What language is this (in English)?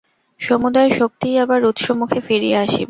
Bangla